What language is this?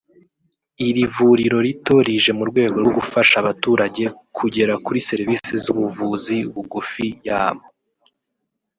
Kinyarwanda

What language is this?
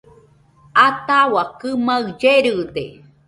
Nüpode Huitoto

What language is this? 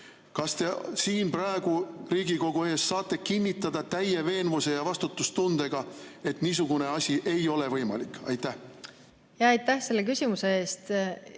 Estonian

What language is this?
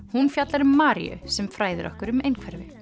Icelandic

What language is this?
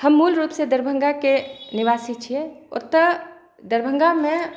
Maithili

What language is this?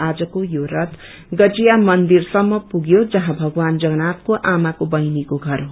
Nepali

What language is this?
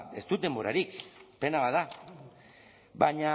Basque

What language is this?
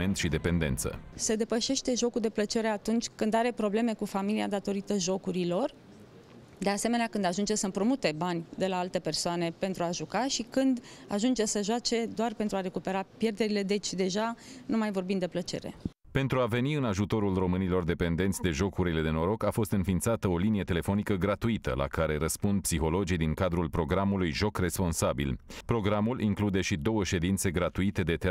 Romanian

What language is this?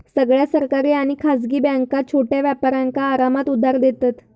Marathi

